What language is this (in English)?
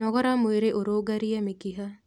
Kikuyu